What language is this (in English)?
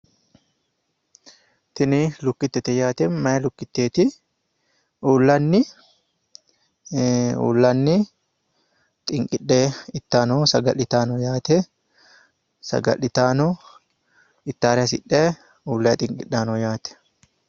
Sidamo